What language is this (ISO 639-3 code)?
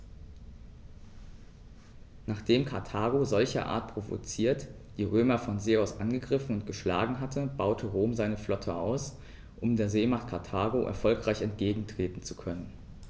deu